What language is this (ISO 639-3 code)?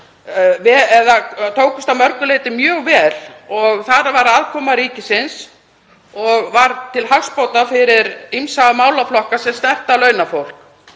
isl